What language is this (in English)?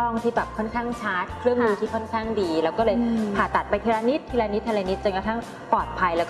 Thai